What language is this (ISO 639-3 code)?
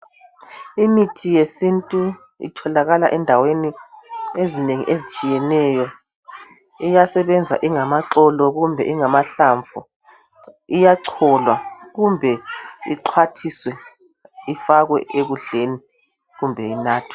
nde